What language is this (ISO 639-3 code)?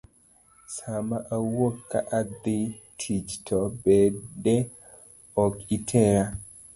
luo